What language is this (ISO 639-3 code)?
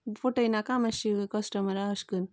kok